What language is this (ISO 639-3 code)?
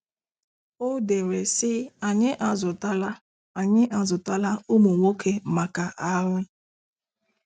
ibo